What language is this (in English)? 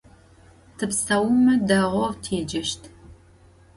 Adyghe